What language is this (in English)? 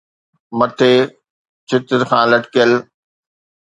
Sindhi